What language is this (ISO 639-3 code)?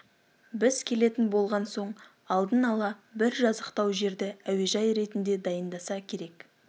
kaz